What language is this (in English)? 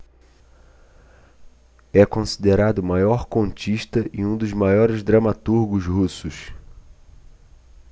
Portuguese